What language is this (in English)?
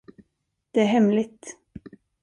Swedish